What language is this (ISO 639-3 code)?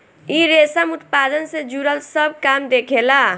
bho